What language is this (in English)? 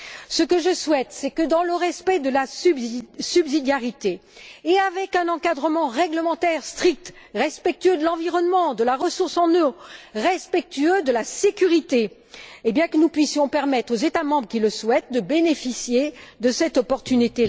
French